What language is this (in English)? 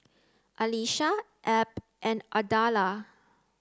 English